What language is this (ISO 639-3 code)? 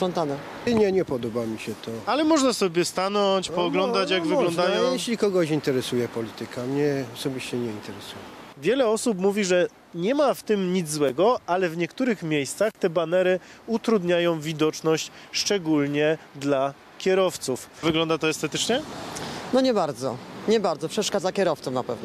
pol